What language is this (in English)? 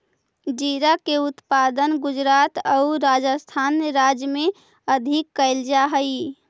Magahi